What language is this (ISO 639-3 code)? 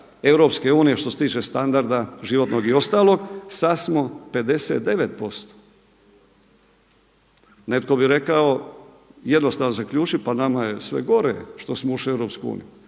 hrv